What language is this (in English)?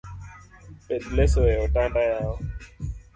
Luo (Kenya and Tanzania)